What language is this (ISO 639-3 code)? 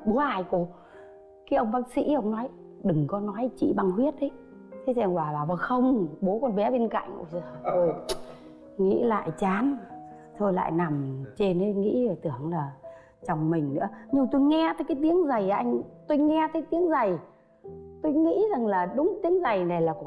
vie